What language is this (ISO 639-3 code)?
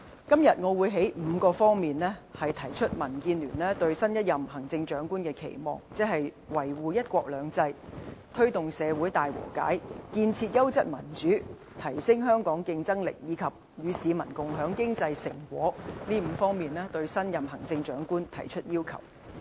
yue